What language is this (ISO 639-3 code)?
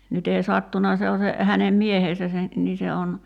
fin